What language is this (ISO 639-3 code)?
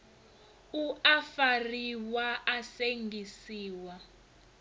ven